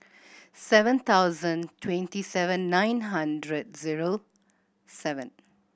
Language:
English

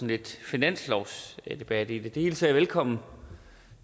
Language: Danish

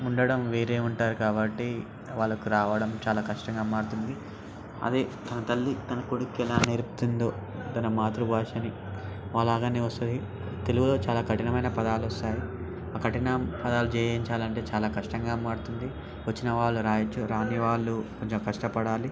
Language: Telugu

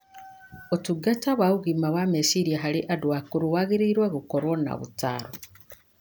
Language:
Kikuyu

